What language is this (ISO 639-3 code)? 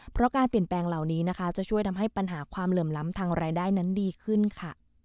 tha